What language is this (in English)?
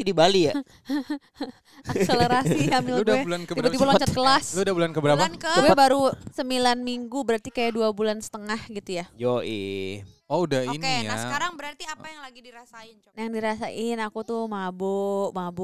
Indonesian